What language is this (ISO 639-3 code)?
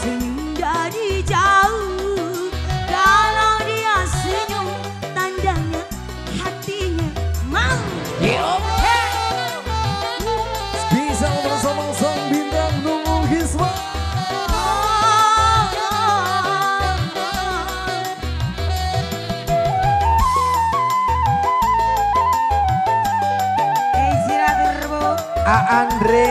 ind